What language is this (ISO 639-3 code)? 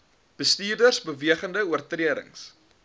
afr